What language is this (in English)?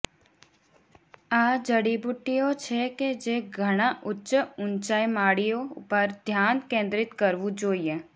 Gujarati